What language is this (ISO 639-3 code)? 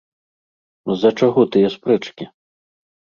bel